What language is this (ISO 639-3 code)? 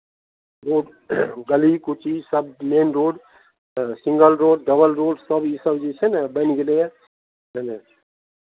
mai